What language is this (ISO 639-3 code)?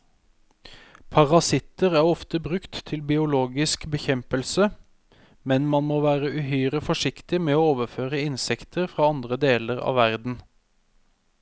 nor